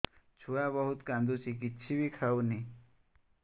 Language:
Odia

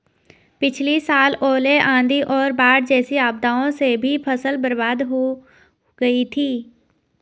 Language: Hindi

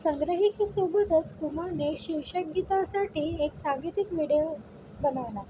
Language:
Marathi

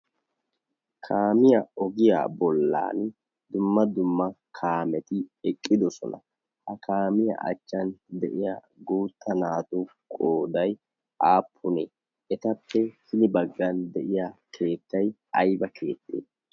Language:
Wolaytta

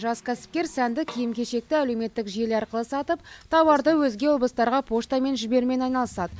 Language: Kazakh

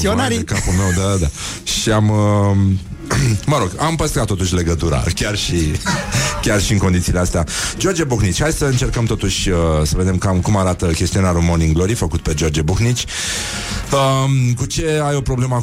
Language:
Romanian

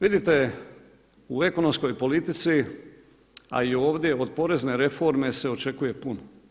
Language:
Croatian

